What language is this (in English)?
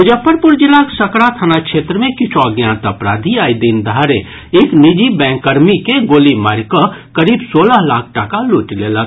Maithili